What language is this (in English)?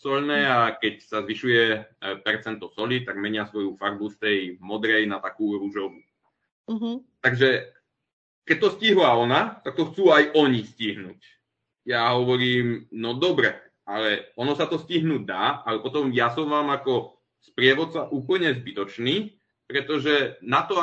Czech